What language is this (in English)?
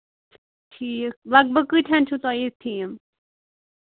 Kashmiri